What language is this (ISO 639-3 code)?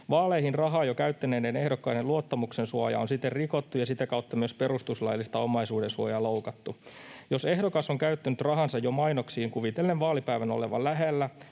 fin